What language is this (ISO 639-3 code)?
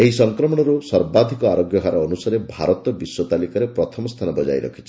ori